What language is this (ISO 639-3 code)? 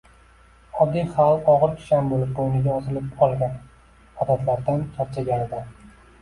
uzb